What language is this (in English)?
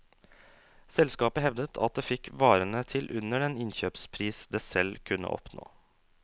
Norwegian